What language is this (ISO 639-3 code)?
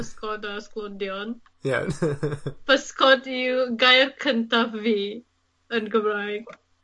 cym